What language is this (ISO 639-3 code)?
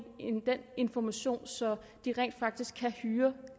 dan